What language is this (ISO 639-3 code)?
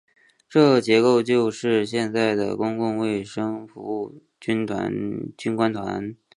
zho